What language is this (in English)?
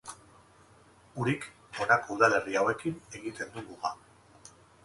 Basque